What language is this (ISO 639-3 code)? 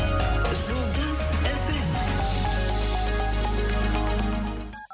kaz